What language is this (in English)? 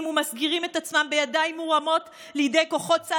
Hebrew